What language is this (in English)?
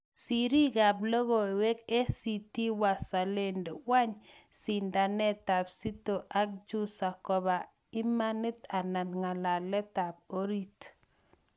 Kalenjin